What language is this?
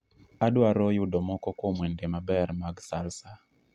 Luo (Kenya and Tanzania)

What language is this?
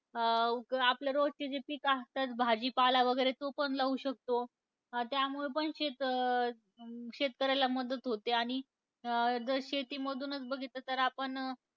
Marathi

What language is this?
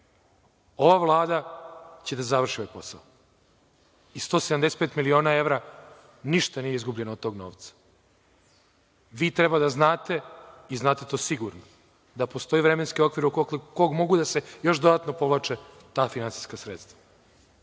Serbian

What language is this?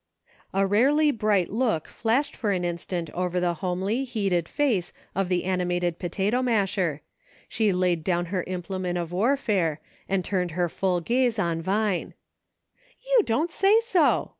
English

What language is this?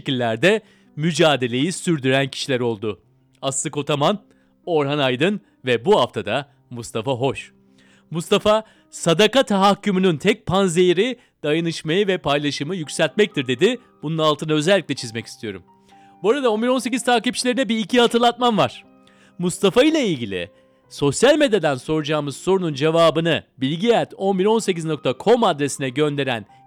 Turkish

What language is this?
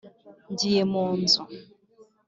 Kinyarwanda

